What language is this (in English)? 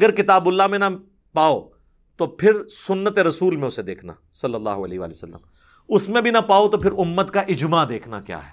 Urdu